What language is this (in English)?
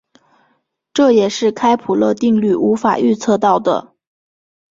Chinese